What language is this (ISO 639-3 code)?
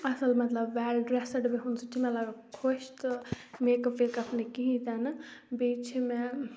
kas